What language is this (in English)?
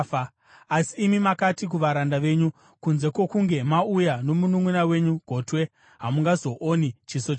Shona